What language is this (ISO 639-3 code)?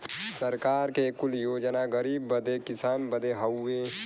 bho